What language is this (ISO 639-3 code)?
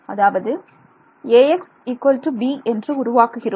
tam